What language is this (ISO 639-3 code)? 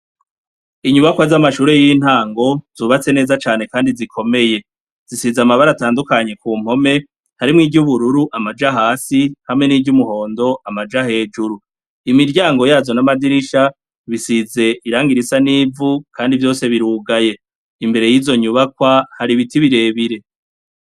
run